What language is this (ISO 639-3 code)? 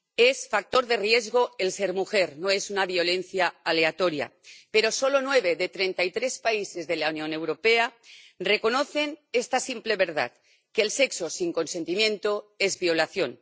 spa